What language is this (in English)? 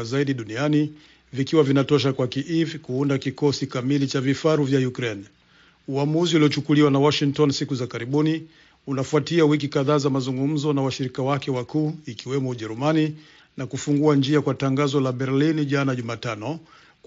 Swahili